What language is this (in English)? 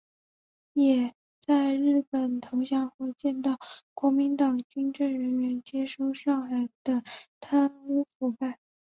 Chinese